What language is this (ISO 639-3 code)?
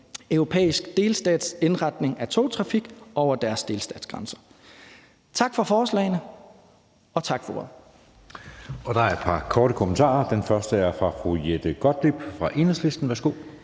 dan